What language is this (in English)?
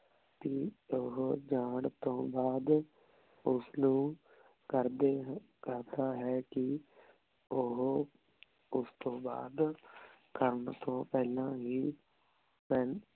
Punjabi